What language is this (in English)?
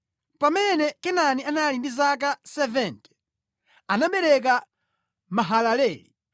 Nyanja